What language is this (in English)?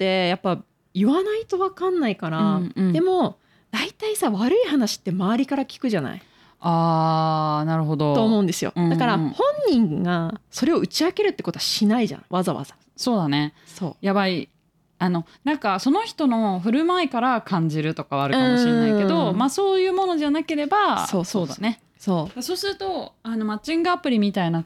Japanese